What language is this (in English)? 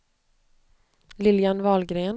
Swedish